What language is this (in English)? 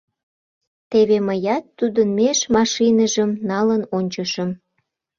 Mari